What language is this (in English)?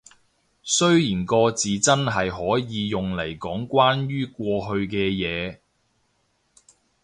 Cantonese